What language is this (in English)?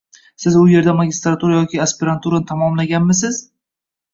Uzbek